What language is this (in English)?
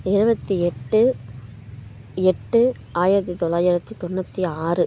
Tamil